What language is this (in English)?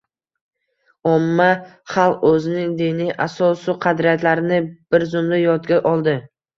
Uzbek